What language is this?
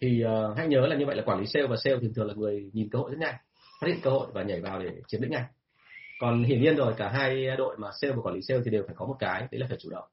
Vietnamese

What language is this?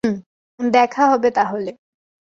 Bangla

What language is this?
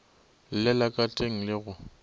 Northern Sotho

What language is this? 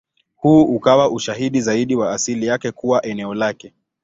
Swahili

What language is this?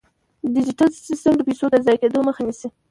Pashto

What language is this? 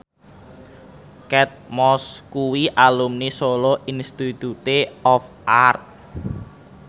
Javanese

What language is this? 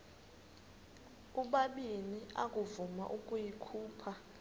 Xhosa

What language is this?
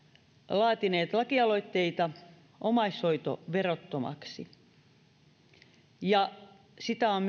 Finnish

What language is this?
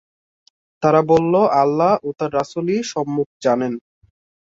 Bangla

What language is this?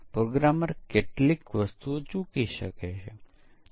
Gujarati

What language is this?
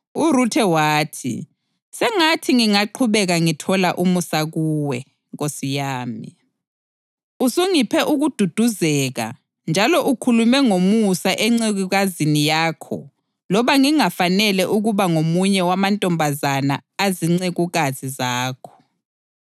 North Ndebele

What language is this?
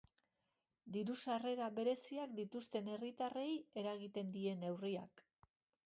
Basque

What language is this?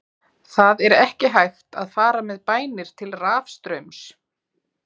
Icelandic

